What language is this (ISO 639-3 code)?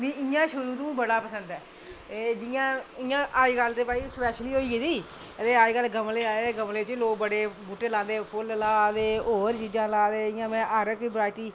doi